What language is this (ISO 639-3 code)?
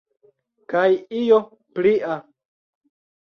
epo